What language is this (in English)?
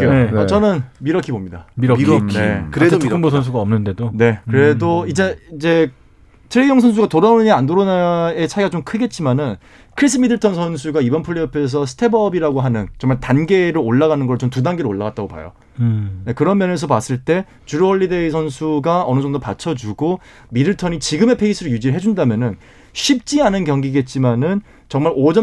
Korean